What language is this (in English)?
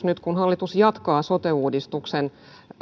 Finnish